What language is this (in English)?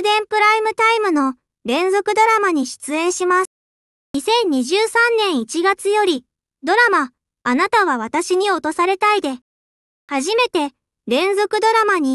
Japanese